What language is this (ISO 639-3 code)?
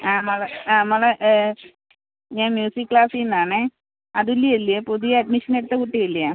mal